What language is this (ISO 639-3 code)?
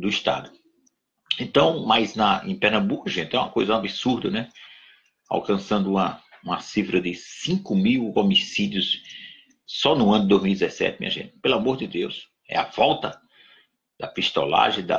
por